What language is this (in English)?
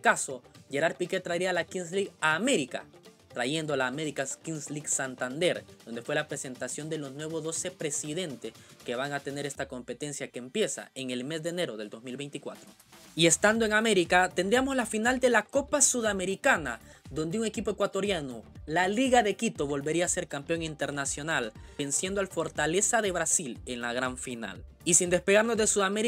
Spanish